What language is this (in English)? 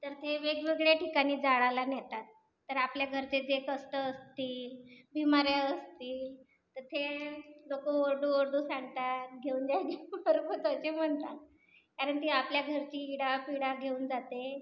Marathi